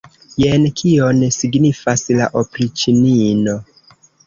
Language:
Esperanto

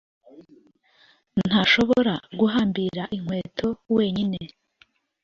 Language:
Kinyarwanda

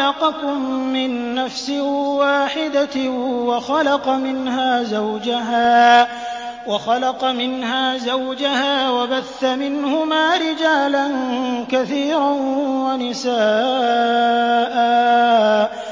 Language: Arabic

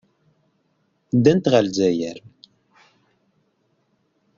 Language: Kabyle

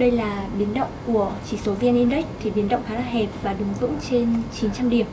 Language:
Vietnamese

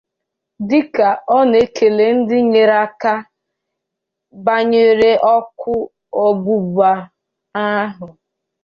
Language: Igbo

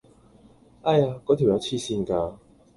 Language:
Cantonese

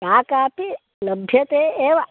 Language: Sanskrit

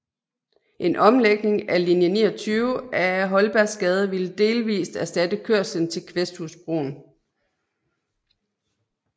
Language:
Danish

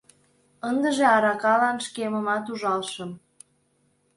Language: Mari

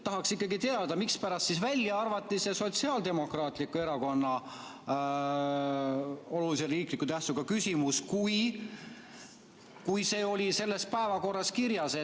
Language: Estonian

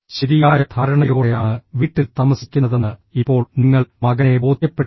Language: Malayalam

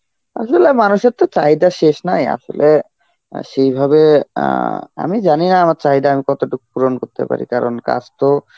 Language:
Bangla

